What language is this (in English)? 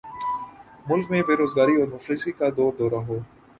Urdu